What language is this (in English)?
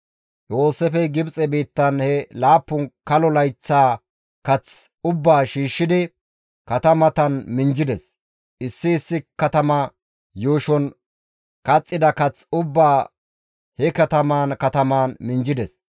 Gamo